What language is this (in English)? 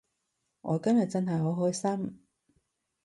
Cantonese